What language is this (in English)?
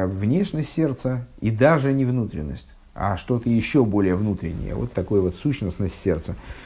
Russian